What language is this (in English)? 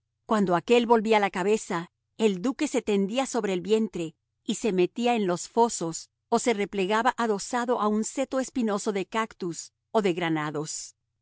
Spanish